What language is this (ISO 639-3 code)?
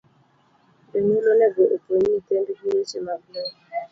luo